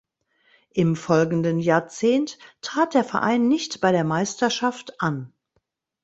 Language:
German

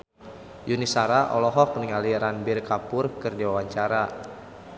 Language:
Sundanese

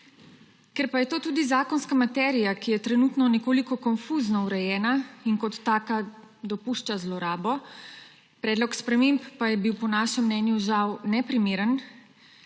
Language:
Slovenian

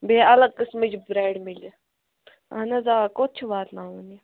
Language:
Kashmiri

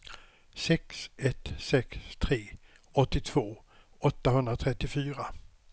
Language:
Swedish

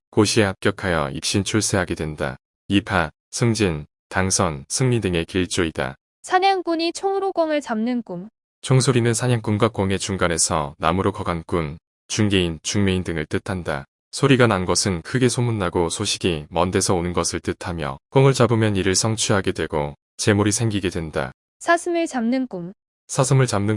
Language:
Korean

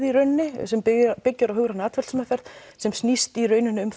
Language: Icelandic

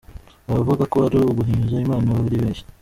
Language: Kinyarwanda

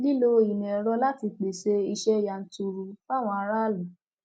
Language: Yoruba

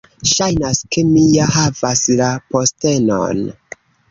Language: Esperanto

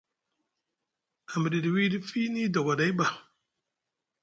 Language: Musgu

